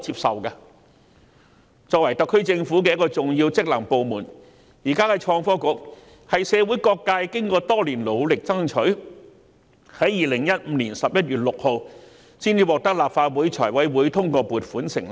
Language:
Cantonese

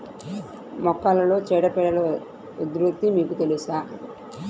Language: Telugu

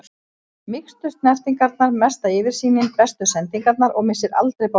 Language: Icelandic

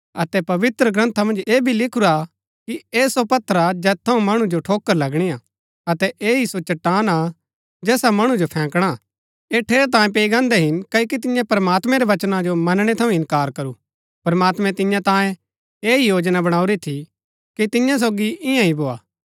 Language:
Gaddi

